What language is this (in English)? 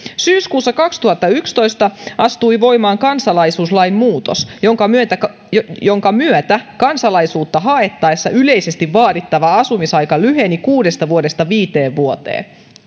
Finnish